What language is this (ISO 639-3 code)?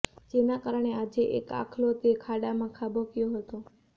guj